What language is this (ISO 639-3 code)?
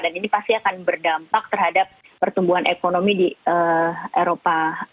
ind